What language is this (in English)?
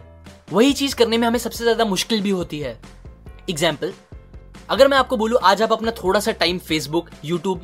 Hindi